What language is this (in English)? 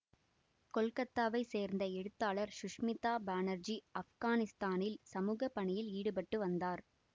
Tamil